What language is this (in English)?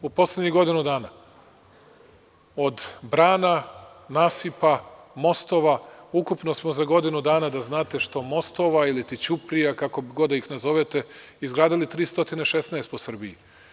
Serbian